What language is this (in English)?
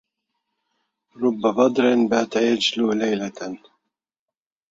Arabic